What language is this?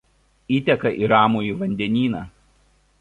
Lithuanian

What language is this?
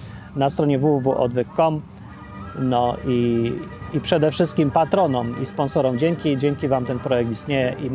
Polish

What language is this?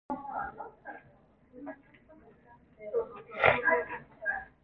Cantonese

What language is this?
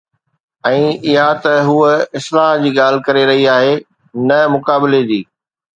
Sindhi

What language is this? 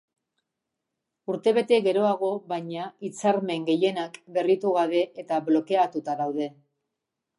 Basque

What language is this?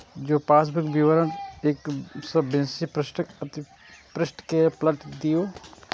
Maithili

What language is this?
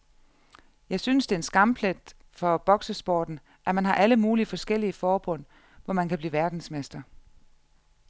Danish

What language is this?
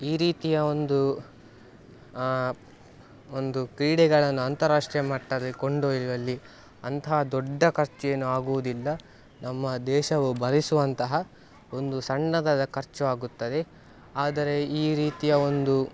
Kannada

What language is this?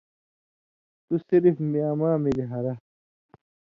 Indus Kohistani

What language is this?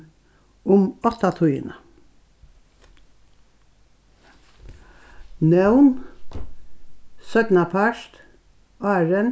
Faroese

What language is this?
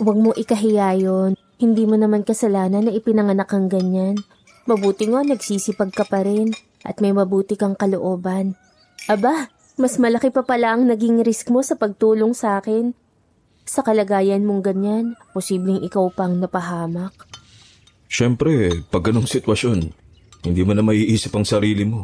Filipino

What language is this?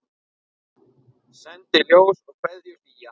Icelandic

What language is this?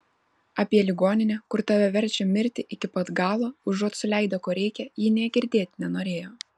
Lithuanian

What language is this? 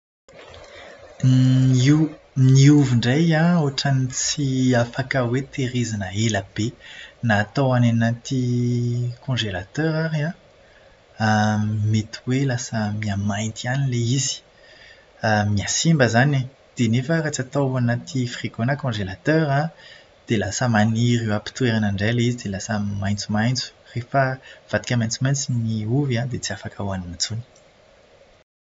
Malagasy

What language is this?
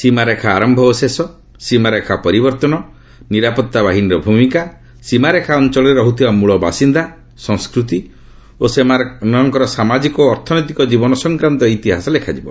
Odia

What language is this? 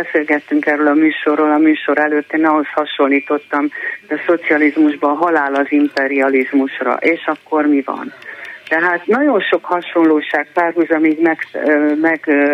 Hungarian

